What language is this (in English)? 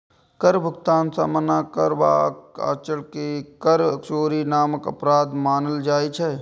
Maithili